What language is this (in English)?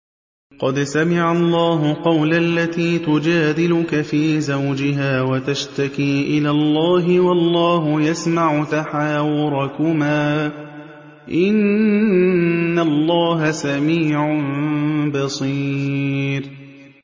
Arabic